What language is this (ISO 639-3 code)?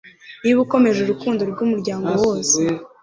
kin